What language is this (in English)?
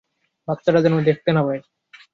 Bangla